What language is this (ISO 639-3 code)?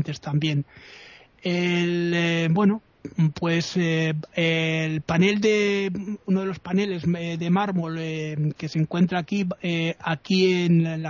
spa